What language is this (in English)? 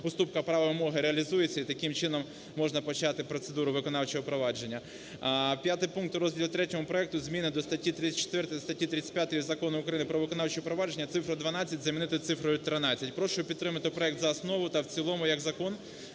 Ukrainian